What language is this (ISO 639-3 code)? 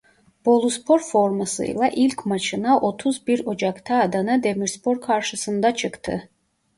tur